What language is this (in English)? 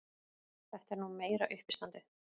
Icelandic